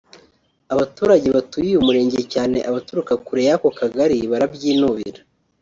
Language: Kinyarwanda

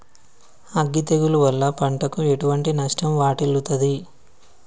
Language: Telugu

